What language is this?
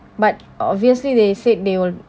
English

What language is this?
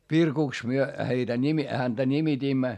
Finnish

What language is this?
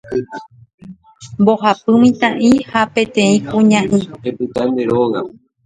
Guarani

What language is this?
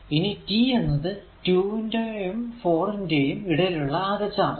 Malayalam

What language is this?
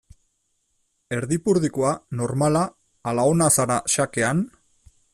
Basque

